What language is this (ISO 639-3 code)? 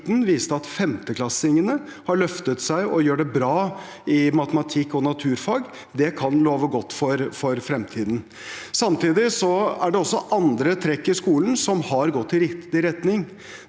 nor